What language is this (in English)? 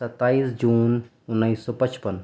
Urdu